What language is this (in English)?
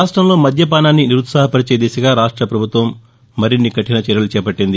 Telugu